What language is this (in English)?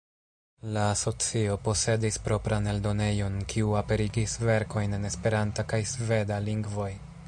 Esperanto